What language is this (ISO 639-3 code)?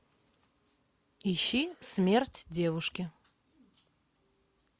rus